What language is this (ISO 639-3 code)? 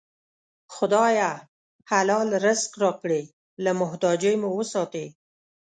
pus